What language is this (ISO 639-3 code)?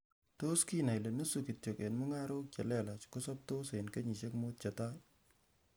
kln